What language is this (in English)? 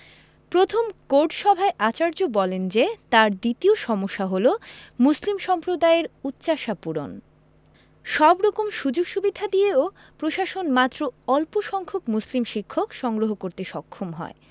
Bangla